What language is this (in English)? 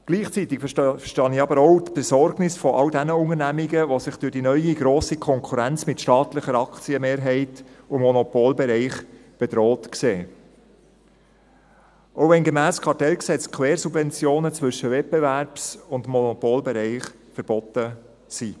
Swiss German